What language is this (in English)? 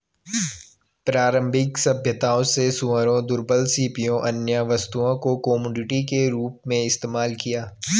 Hindi